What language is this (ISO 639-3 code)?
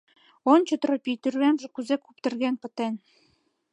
chm